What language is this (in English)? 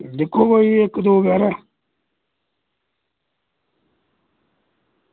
Dogri